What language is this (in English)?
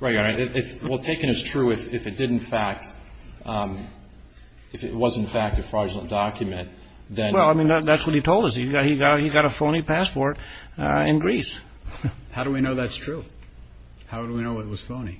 English